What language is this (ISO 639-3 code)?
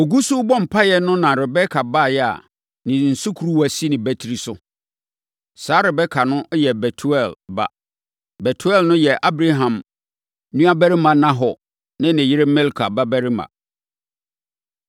aka